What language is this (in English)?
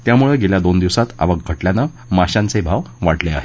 Marathi